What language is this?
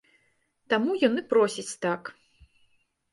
Belarusian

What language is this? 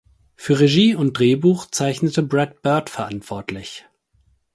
German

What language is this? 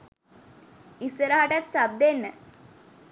Sinhala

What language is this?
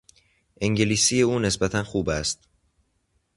Persian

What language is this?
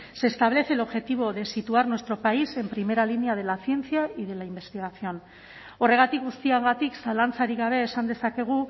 Spanish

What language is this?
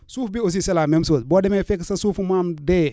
Wolof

